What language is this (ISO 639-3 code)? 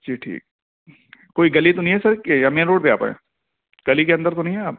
urd